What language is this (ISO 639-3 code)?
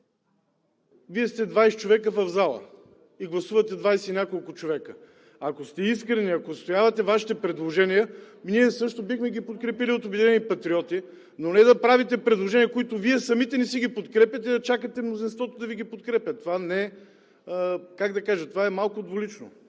bul